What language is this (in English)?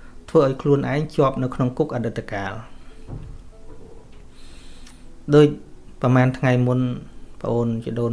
Vietnamese